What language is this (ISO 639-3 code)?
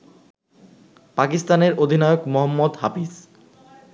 ben